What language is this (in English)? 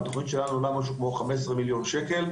Hebrew